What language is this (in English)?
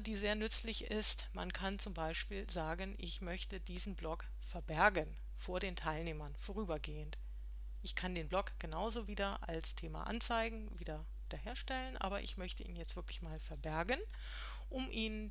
German